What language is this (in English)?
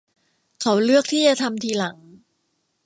Thai